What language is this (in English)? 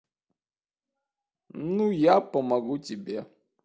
Russian